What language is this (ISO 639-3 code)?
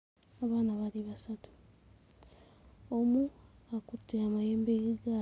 lug